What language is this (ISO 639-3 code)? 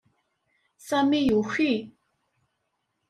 kab